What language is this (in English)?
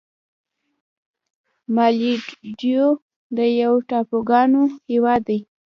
Pashto